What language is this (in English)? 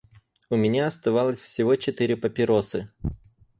Russian